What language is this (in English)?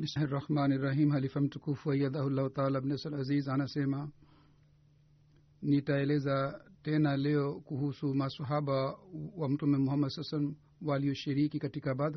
Swahili